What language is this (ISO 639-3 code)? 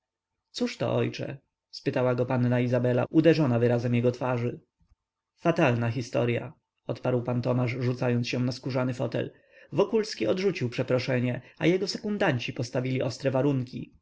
pol